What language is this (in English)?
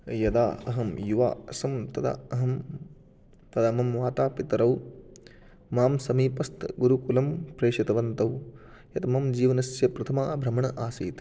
Sanskrit